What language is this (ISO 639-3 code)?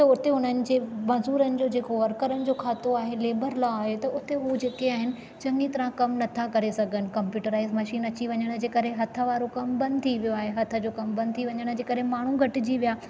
snd